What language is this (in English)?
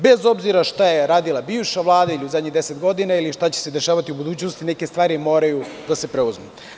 Serbian